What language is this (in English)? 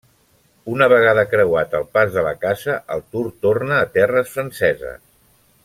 Catalan